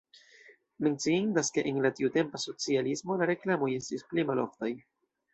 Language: Esperanto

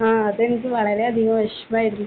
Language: Malayalam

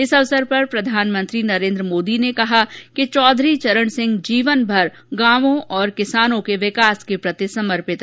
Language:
Hindi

